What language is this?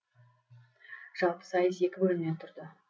Kazakh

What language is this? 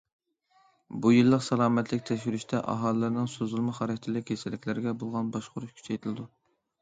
Uyghur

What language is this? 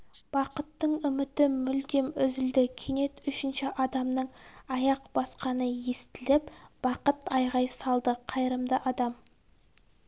Kazakh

